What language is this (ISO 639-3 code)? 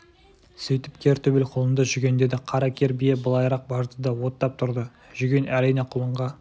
kaz